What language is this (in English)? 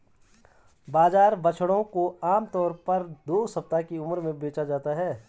Hindi